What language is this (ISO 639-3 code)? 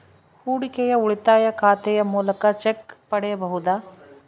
kan